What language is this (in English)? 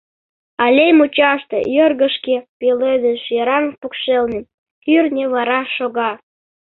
Mari